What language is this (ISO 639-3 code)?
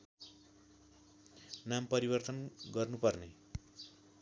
nep